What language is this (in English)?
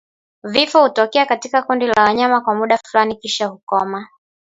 Swahili